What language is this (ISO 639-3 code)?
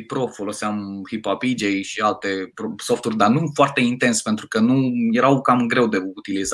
ron